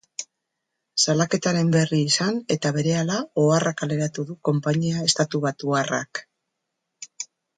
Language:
Basque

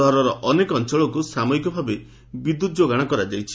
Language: Odia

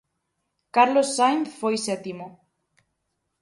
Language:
Galician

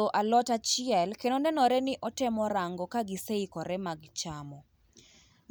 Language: Luo (Kenya and Tanzania)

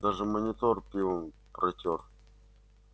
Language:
Russian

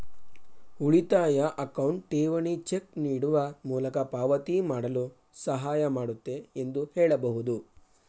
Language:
Kannada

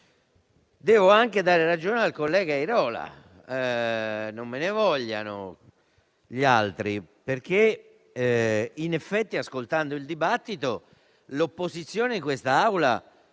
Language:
Italian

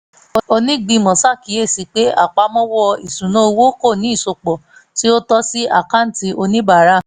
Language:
Yoruba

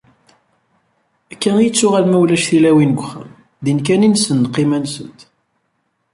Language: Kabyle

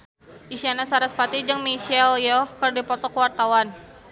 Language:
Sundanese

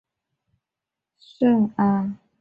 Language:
Chinese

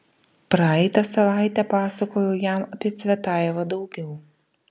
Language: Lithuanian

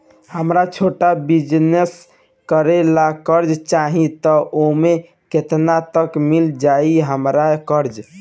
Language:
Bhojpuri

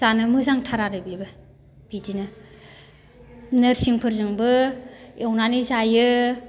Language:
Bodo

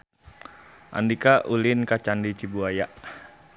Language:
Sundanese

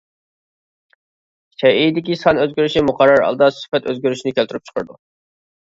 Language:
Uyghur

